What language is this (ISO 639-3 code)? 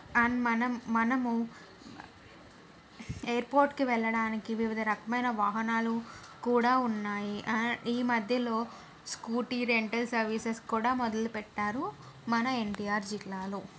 tel